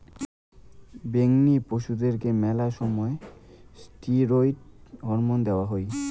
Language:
Bangla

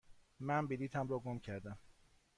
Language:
Persian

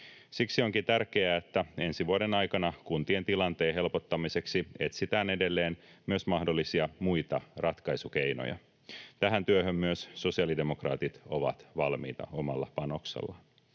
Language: Finnish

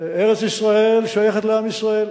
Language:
Hebrew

